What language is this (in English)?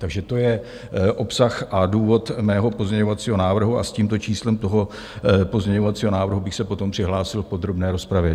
Czech